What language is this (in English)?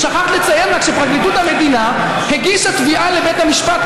Hebrew